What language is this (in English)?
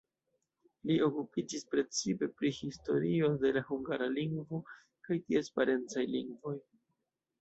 Esperanto